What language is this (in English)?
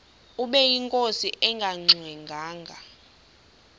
Xhosa